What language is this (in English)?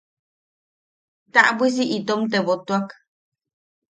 Yaqui